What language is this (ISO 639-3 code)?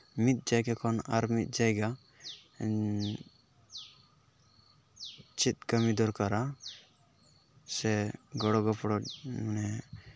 sat